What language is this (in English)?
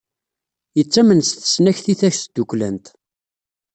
Kabyle